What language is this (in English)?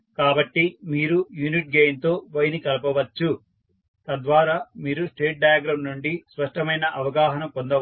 Telugu